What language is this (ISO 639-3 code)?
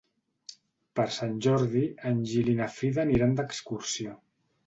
cat